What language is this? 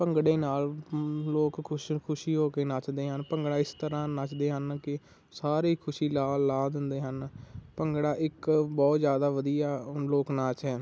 Punjabi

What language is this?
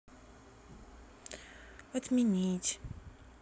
Russian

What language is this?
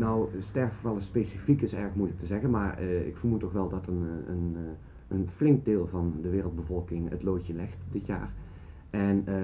Dutch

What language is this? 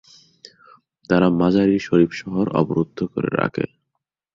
Bangla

